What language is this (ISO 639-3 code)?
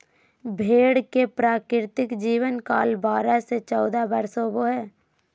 mag